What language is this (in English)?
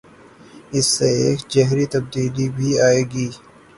Urdu